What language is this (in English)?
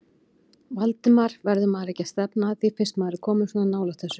Icelandic